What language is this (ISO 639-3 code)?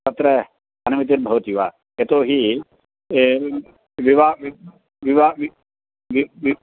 san